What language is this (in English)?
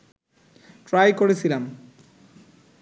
Bangla